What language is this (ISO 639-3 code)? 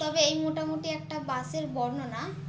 ben